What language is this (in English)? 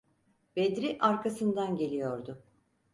Turkish